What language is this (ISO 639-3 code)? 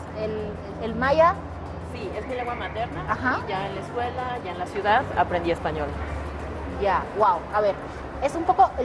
spa